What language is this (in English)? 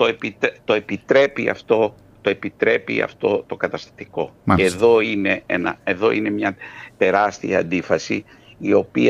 Greek